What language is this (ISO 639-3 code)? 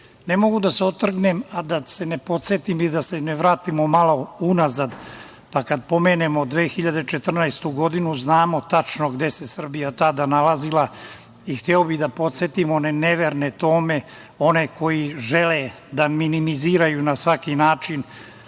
srp